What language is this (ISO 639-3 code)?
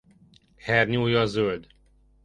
hun